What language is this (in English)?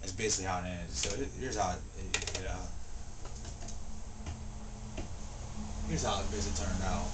English